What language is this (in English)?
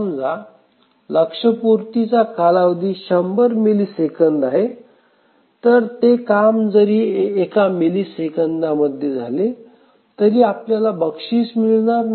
Marathi